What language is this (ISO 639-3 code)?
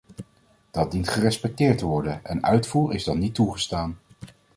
nld